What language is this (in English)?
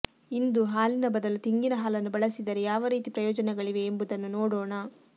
Kannada